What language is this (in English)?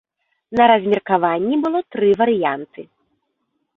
Belarusian